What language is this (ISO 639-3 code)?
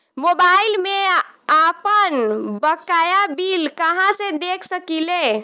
bho